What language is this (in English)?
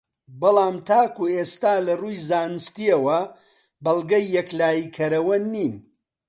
Central Kurdish